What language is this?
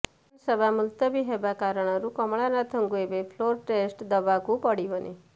Odia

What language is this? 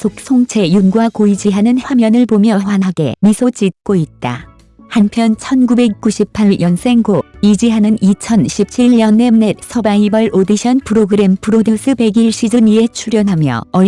Korean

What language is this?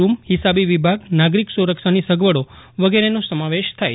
Gujarati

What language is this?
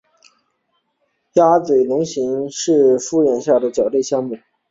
Chinese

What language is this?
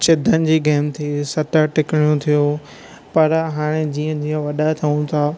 Sindhi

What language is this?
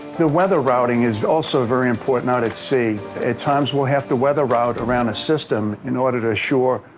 English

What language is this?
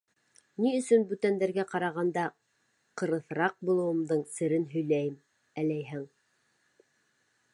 Bashkir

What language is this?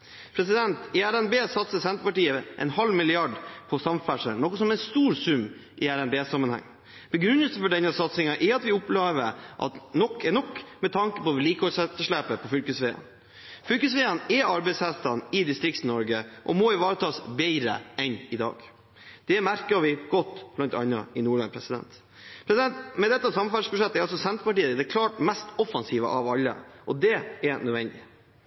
Norwegian Bokmål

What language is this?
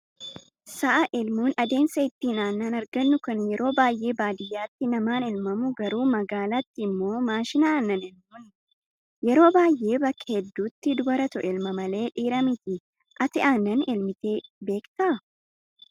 Oromo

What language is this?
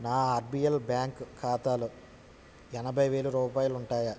Telugu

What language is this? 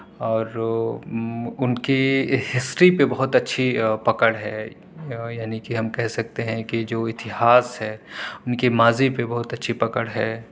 Urdu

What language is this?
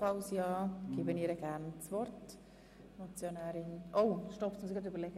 Swiss German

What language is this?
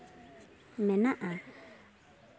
Santali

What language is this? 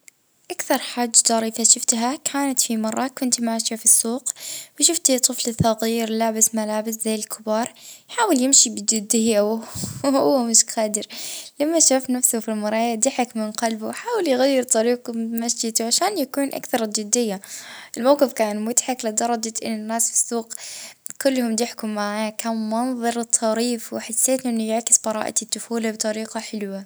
Libyan Arabic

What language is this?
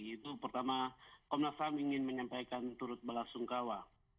Indonesian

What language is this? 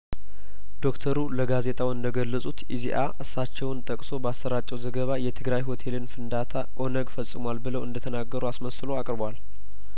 Amharic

